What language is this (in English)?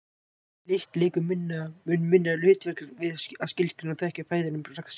Icelandic